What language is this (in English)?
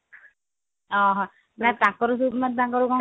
Odia